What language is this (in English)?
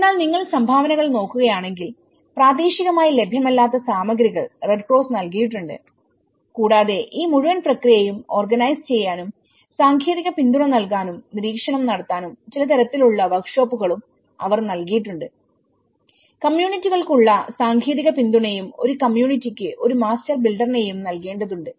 Malayalam